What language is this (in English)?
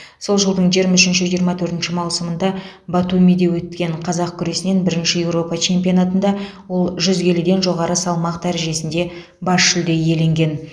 Kazakh